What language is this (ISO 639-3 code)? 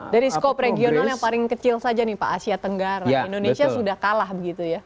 ind